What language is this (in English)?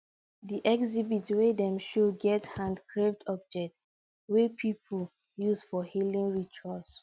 Nigerian Pidgin